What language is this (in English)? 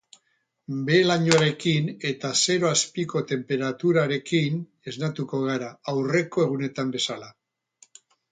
Basque